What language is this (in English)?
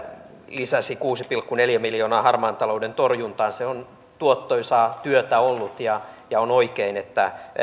Finnish